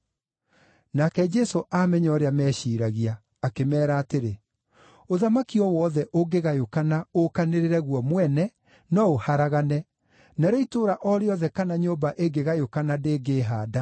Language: Kikuyu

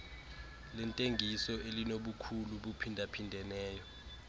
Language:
Xhosa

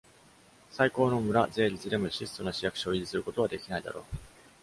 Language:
Japanese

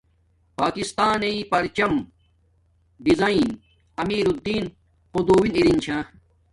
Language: Domaaki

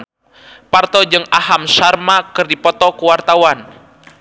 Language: Sundanese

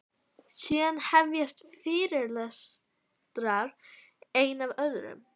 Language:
Icelandic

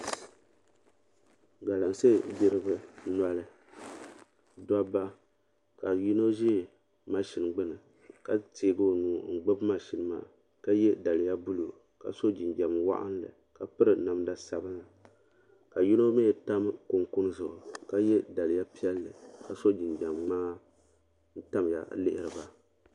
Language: Dagbani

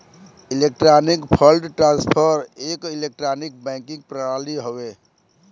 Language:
Bhojpuri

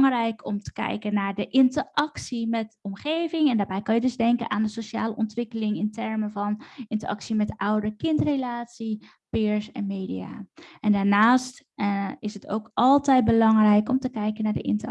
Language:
Dutch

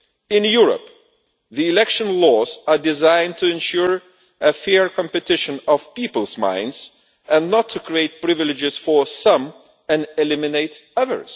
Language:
English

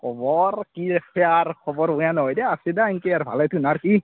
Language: Assamese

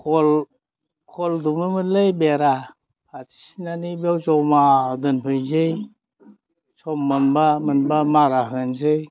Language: Bodo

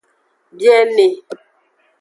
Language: Aja (Benin)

